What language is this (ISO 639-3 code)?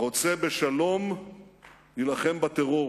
heb